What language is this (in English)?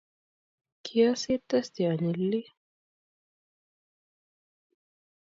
Kalenjin